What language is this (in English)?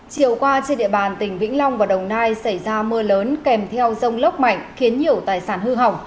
Vietnamese